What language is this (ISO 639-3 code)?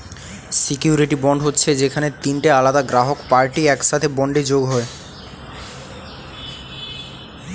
ben